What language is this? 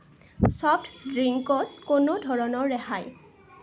Assamese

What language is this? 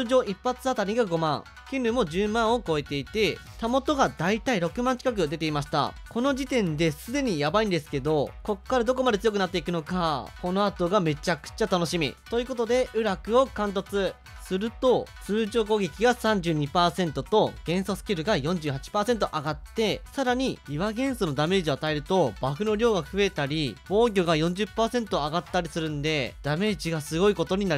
Japanese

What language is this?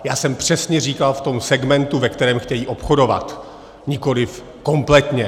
Czech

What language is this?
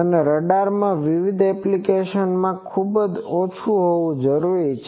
Gujarati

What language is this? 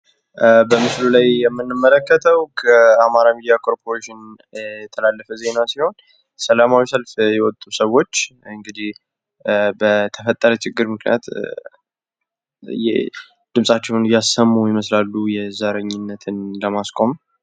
Amharic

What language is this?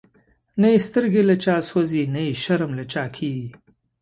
Pashto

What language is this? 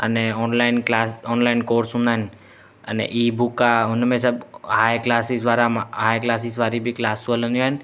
Sindhi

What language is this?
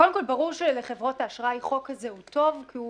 Hebrew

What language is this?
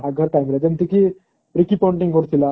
Odia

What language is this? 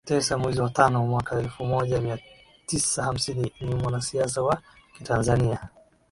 Swahili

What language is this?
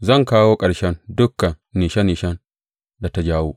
Hausa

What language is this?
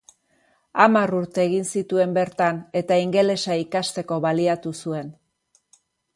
Basque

